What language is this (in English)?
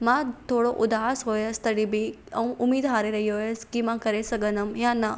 Sindhi